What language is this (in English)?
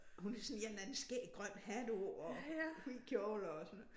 Danish